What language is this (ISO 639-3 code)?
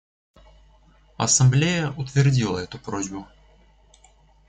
rus